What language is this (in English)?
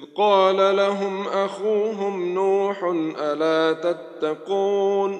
Arabic